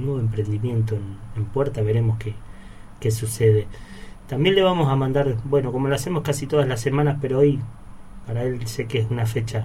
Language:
Spanish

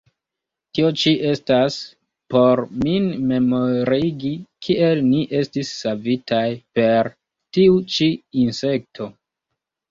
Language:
Esperanto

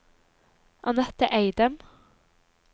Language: Norwegian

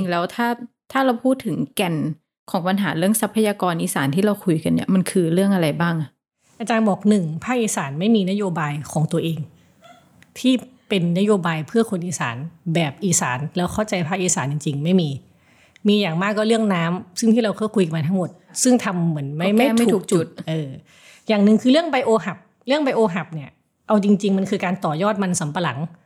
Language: Thai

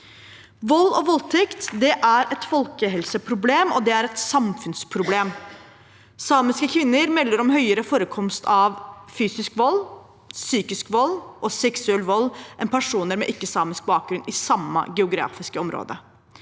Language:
Norwegian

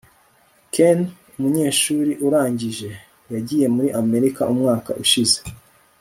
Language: Kinyarwanda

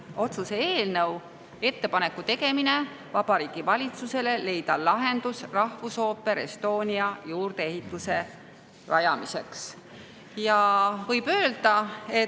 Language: Estonian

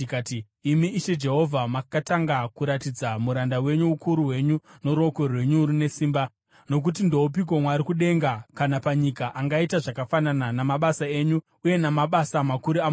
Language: Shona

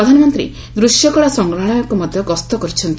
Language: Odia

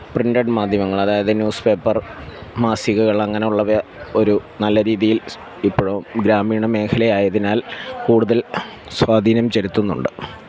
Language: Malayalam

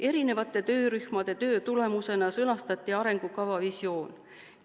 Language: Estonian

